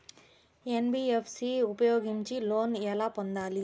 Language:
Telugu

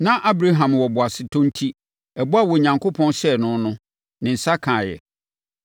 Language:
Akan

